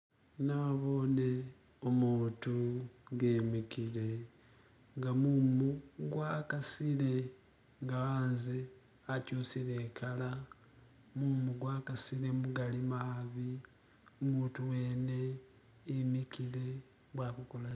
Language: Masaaba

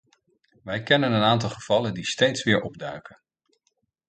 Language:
Dutch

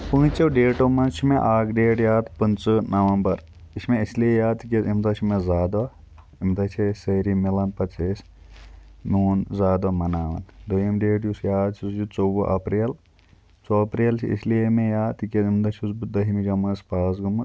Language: Kashmiri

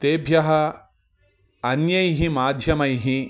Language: Sanskrit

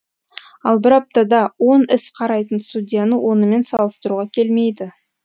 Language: Kazakh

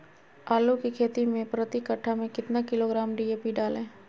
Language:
Magahi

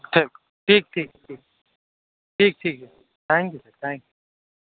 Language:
Urdu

